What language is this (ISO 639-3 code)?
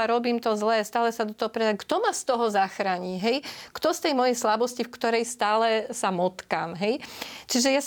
slk